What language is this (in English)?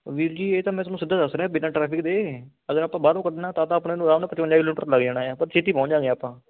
Punjabi